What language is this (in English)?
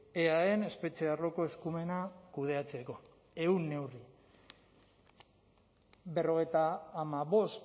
Basque